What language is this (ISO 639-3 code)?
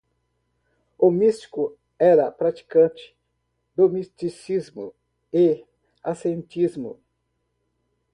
por